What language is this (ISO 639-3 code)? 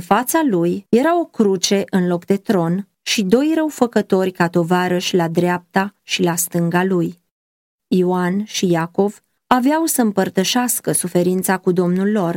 ron